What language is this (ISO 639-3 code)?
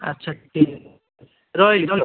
ori